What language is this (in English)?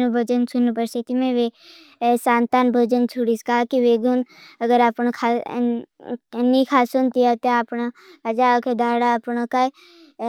Bhili